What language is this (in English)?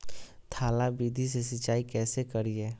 Magahi